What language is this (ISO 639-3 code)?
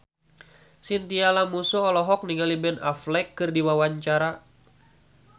sun